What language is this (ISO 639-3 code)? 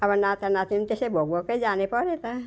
nep